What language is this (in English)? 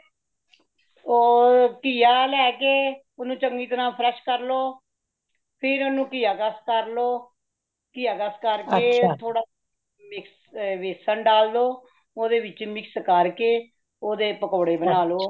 Punjabi